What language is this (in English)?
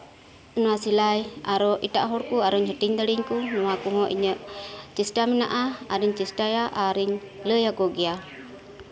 Santali